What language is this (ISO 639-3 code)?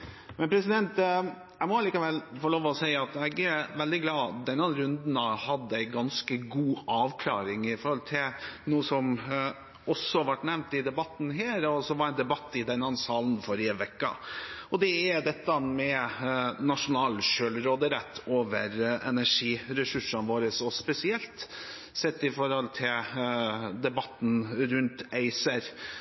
nob